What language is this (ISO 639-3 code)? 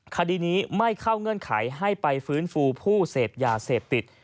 tha